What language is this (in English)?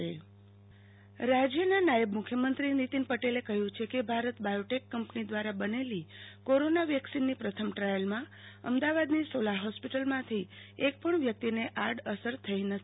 Gujarati